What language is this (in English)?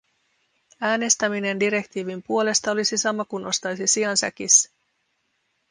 Finnish